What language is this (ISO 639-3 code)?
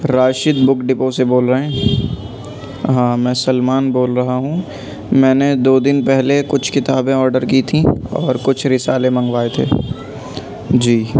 urd